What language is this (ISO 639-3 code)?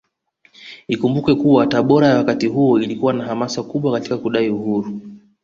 swa